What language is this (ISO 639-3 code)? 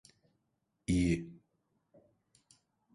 tur